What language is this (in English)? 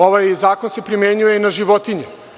Serbian